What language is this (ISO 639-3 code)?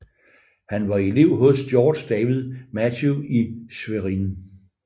dan